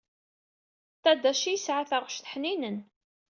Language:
Kabyle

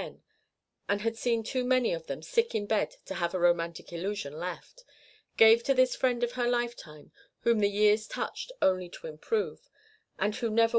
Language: English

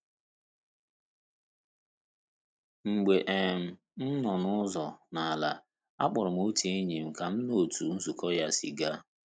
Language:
Igbo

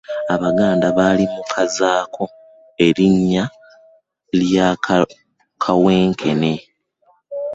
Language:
Ganda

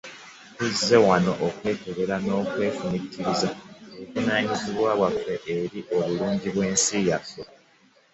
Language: Ganda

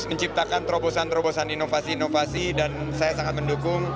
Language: Indonesian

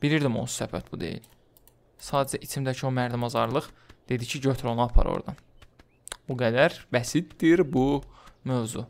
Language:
Turkish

